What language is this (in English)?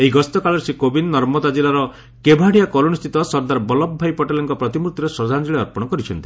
Odia